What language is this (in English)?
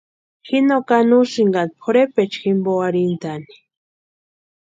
Western Highland Purepecha